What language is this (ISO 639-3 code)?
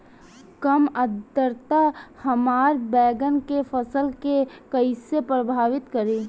bho